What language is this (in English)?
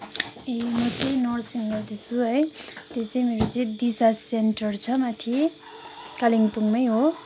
Nepali